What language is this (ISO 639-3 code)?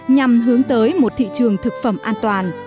vie